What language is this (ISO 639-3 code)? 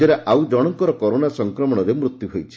ori